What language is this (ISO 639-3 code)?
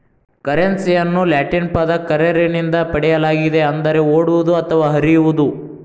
kan